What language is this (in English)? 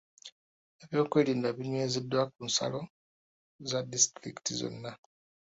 Ganda